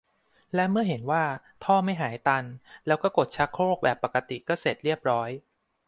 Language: Thai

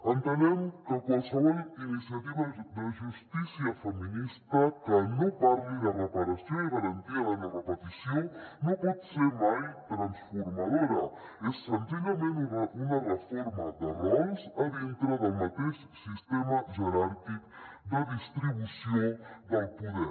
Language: Catalan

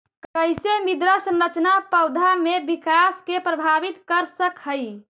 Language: Magahi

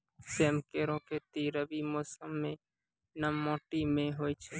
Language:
Maithili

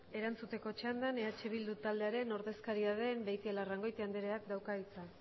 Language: Basque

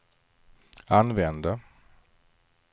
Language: Swedish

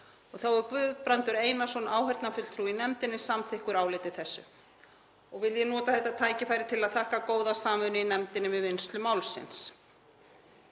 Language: Icelandic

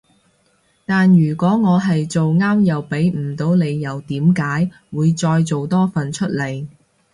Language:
Cantonese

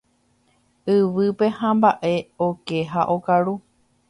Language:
Guarani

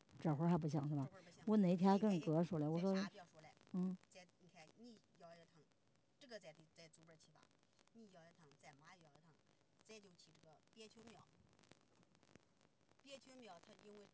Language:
Chinese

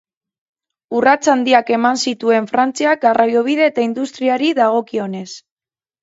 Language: Basque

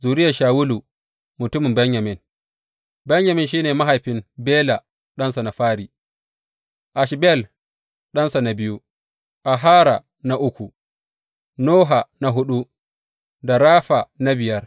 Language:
Hausa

